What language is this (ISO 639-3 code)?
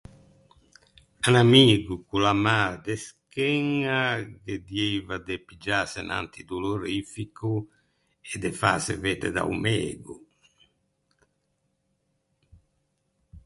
lij